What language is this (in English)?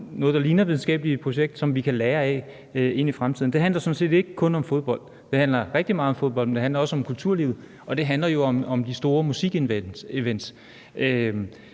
Danish